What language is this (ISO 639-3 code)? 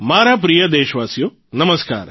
guj